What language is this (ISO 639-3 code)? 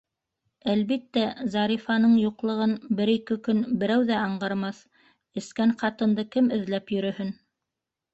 bak